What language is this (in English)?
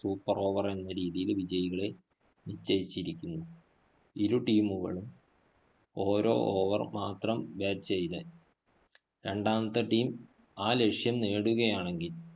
Malayalam